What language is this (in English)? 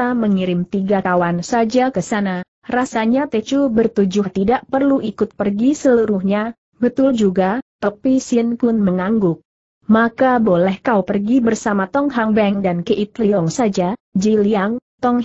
Indonesian